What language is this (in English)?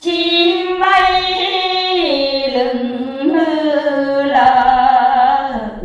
Vietnamese